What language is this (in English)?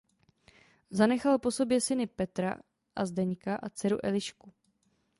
Czech